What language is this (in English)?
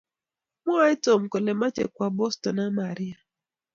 Kalenjin